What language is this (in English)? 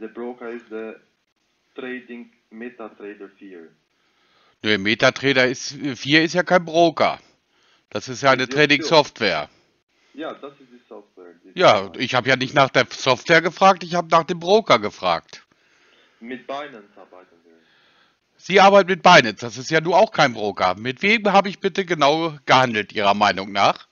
German